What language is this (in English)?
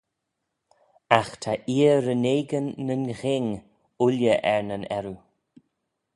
Manx